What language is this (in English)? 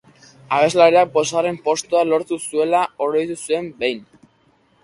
Basque